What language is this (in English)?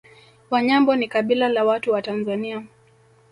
Swahili